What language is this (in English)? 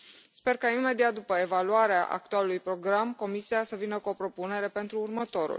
Romanian